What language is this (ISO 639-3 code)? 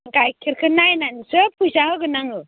brx